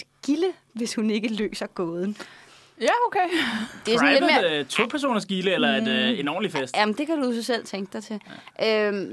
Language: Danish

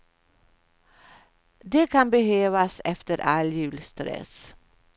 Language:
Swedish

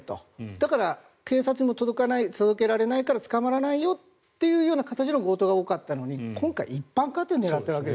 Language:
Japanese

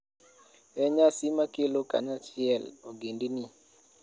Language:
Luo (Kenya and Tanzania)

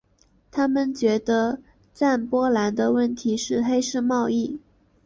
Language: Chinese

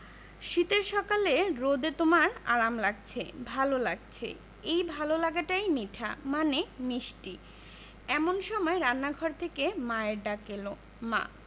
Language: Bangla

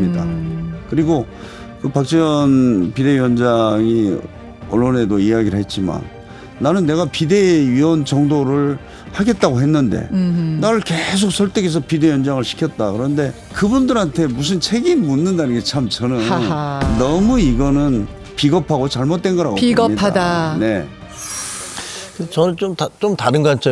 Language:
Korean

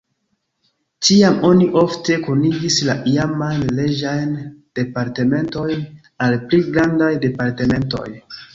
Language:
Esperanto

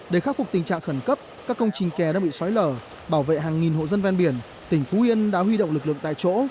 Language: Vietnamese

